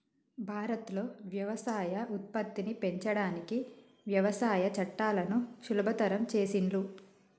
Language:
Telugu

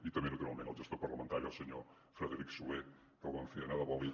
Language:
Catalan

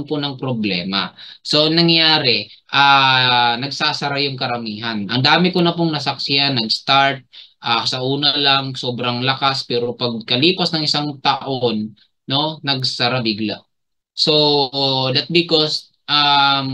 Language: Filipino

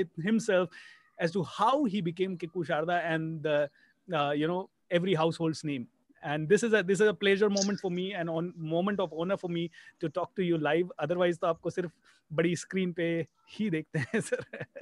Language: Hindi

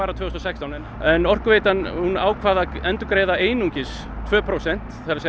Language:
Icelandic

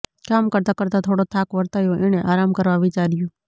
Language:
Gujarati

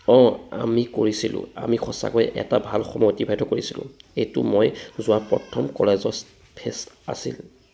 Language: Assamese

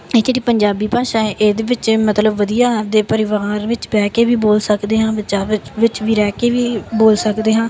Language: Punjabi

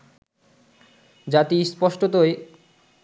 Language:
Bangla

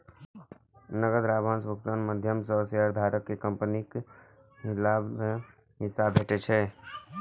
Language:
Maithili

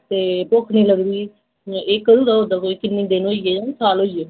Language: Dogri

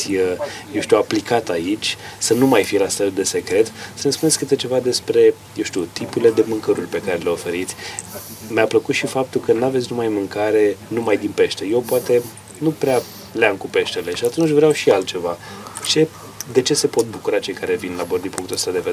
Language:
Romanian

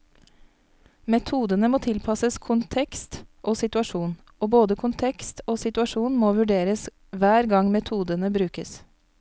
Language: Norwegian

